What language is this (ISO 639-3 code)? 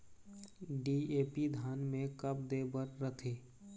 hne